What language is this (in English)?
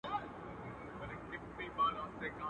Pashto